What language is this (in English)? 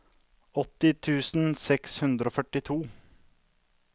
Norwegian